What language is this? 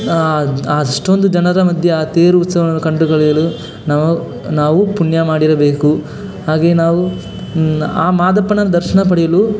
Kannada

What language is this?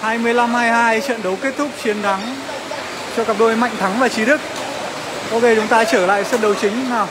Vietnamese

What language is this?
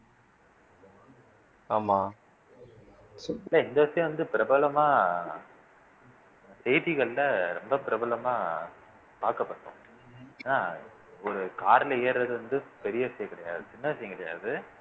Tamil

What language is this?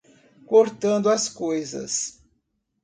Portuguese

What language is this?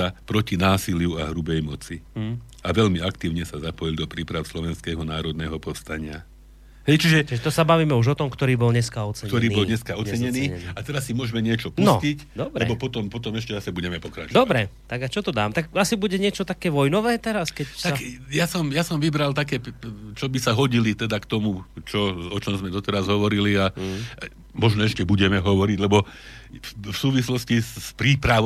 Slovak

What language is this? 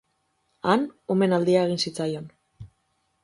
Basque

